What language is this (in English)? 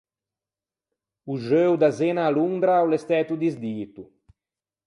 Ligurian